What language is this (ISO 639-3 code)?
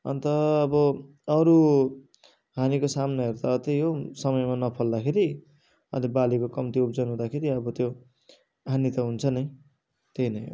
nep